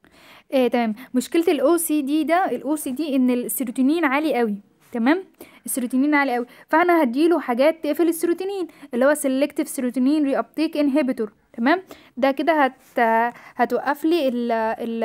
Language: Arabic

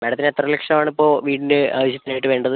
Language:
Malayalam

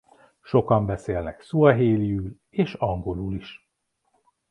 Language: Hungarian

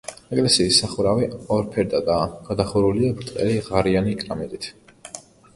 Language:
Georgian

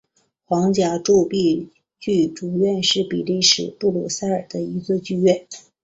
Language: Chinese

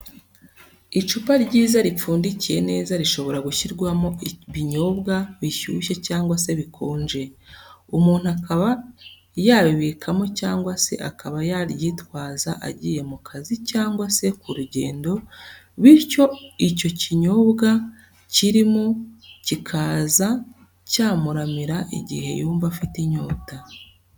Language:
Kinyarwanda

